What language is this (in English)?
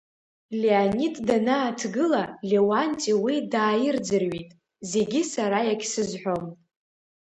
Abkhazian